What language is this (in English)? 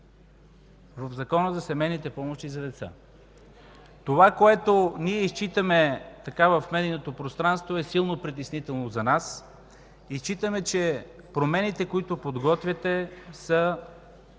Bulgarian